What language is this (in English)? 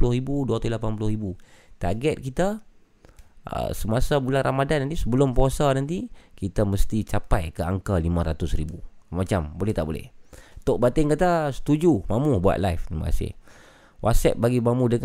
Malay